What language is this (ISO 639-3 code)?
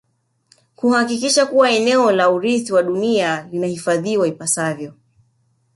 swa